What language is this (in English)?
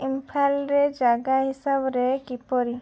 Odia